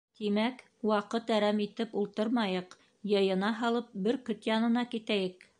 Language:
Bashkir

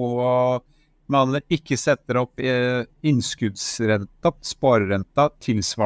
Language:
Norwegian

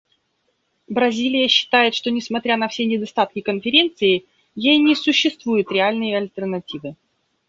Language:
Russian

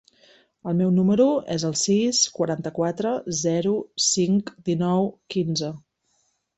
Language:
Catalan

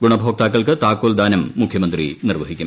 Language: Malayalam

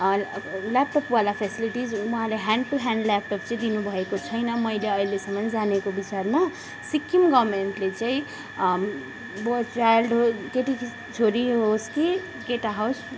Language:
Nepali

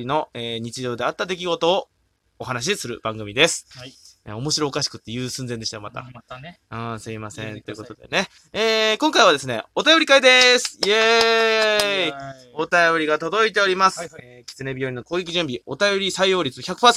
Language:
Japanese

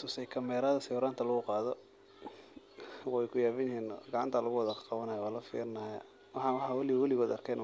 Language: Somali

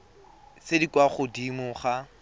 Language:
Tswana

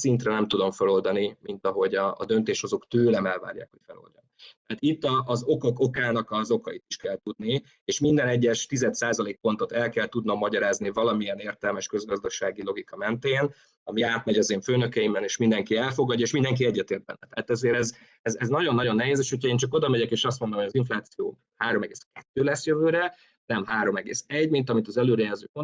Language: Hungarian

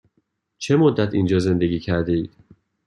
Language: Persian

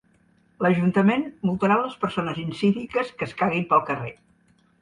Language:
Catalan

